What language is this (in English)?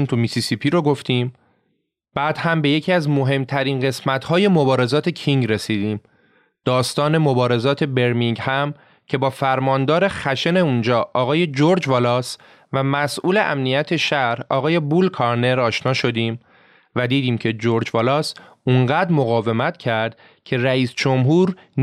Persian